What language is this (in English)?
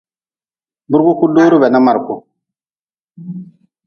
Nawdm